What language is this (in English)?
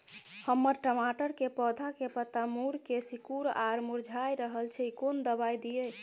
Maithili